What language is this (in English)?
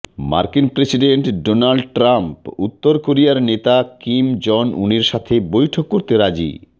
Bangla